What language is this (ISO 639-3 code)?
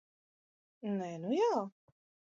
lav